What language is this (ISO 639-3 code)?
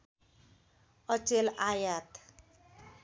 nep